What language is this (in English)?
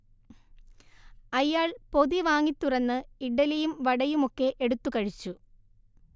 Malayalam